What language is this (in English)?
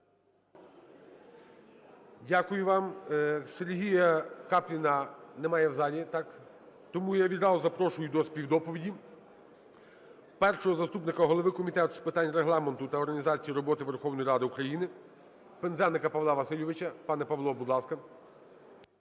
Ukrainian